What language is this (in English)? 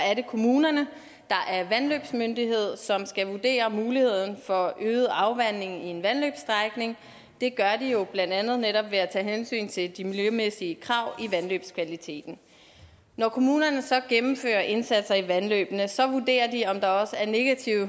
Danish